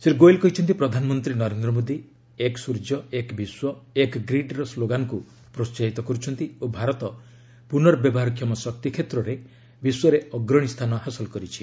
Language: Odia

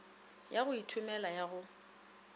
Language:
Northern Sotho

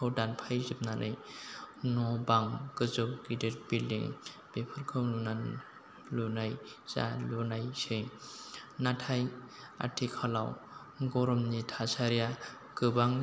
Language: Bodo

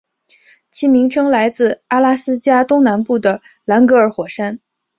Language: Chinese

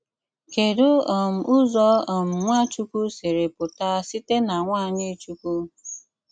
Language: Igbo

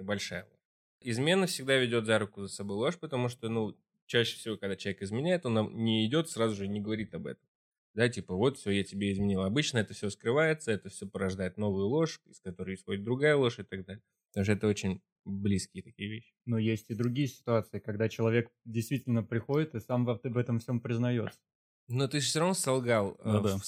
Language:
Russian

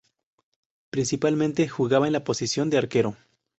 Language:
Spanish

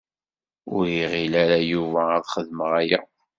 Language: Kabyle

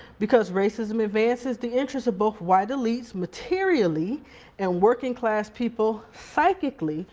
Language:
English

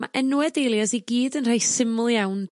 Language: Welsh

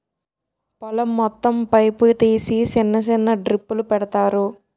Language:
Telugu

